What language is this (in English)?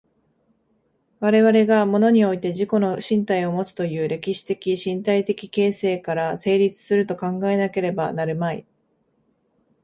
Japanese